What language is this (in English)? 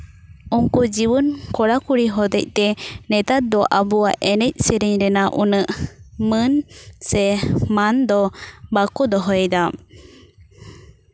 Santali